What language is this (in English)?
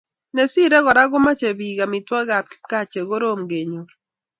Kalenjin